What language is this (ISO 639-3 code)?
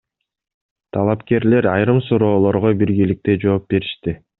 kir